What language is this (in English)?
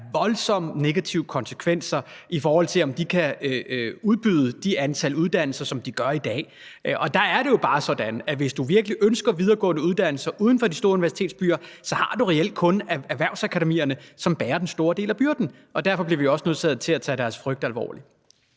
Danish